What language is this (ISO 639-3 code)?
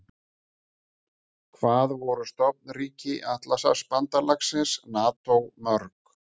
isl